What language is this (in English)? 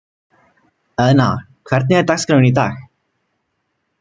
Icelandic